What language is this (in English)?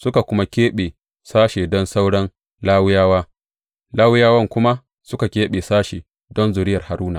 Hausa